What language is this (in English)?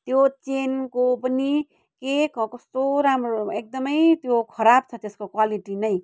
Nepali